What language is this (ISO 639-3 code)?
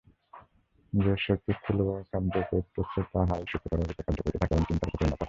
ben